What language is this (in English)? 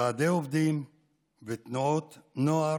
Hebrew